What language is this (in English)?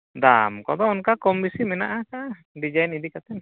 Santali